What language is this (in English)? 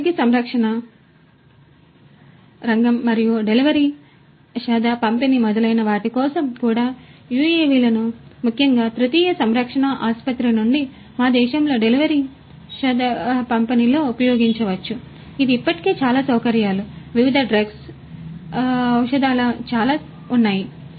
Telugu